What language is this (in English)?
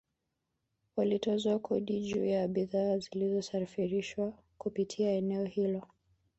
Swahili